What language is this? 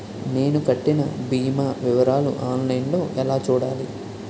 Telugu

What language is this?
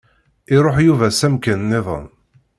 Kabyle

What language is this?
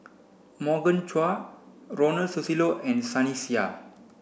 English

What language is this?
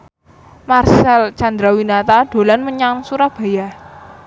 Javanese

